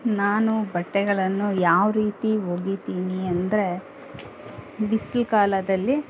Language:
Kannada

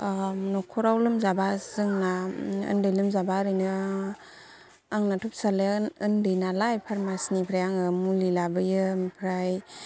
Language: Bodo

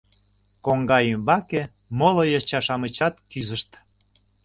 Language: Mari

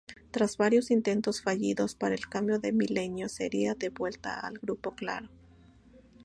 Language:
Spanish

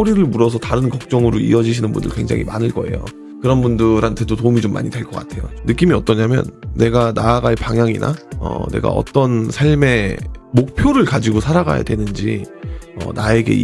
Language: Korean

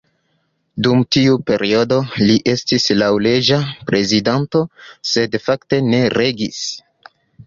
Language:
Esperanto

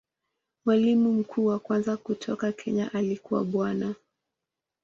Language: Swahili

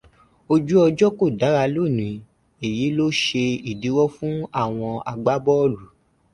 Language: Yoruba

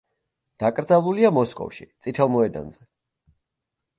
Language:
Georgian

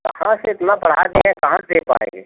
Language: Hindi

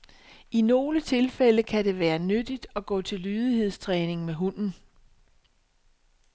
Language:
Danish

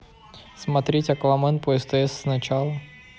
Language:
Russian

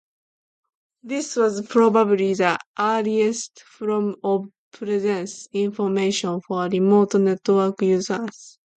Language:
English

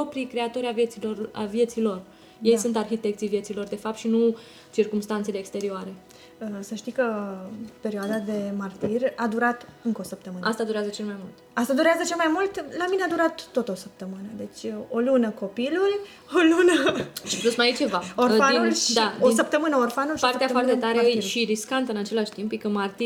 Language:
Romanian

